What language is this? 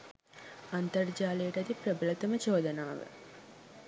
Sinhala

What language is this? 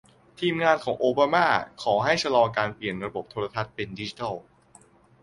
Thai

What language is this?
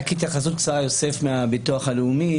Hebrew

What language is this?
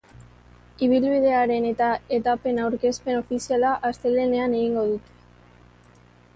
Basque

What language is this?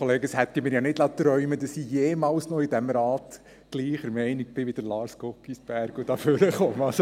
Swiss German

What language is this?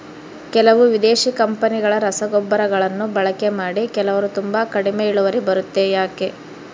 Kannada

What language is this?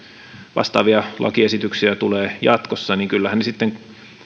Finnish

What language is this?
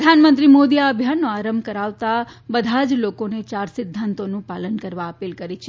Gujarati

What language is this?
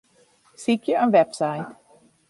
Western Frisian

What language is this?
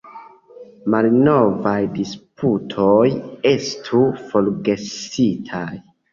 Esperanto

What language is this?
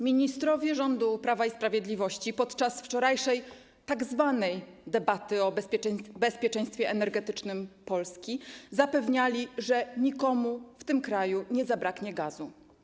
Polish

